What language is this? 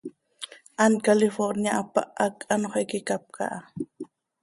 Seri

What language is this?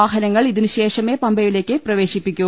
Malayalam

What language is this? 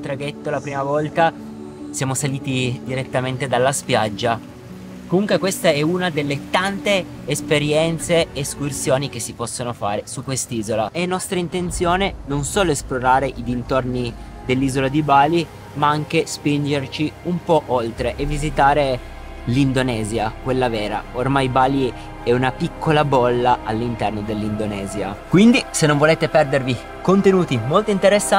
Italian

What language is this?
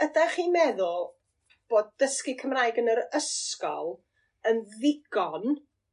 Welsh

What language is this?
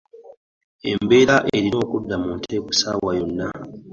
Ganda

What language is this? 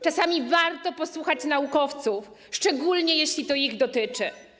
Polish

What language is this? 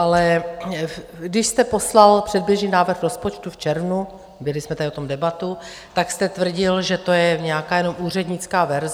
Czech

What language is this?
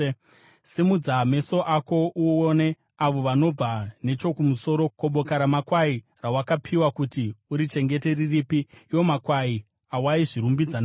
Shona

